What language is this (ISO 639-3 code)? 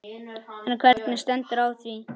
isl